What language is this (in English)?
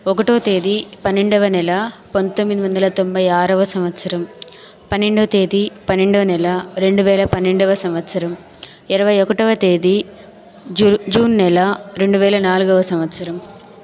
Telugu